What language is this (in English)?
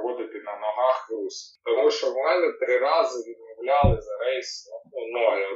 Ukrainian